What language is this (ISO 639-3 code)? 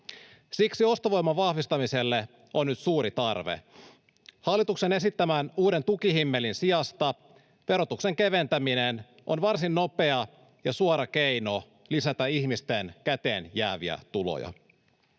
fin